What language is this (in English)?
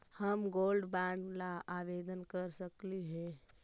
Magahi